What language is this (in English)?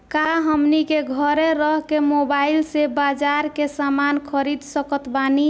Bhojpuri